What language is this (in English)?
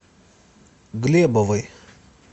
Russian